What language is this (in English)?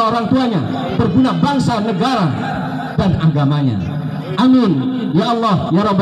Indonesian